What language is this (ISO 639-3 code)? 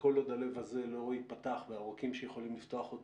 heb